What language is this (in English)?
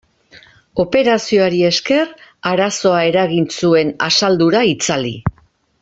Basque